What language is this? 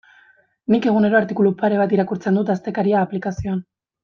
Basque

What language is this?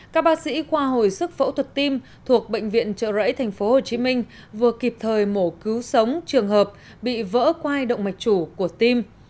Vietnamese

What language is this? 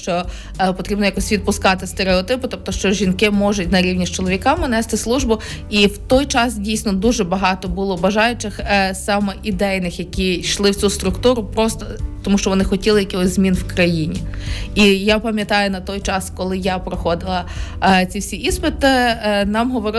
Ukrainian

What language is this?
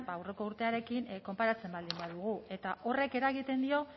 Basque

